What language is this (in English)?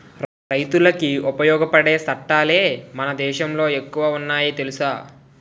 Telugu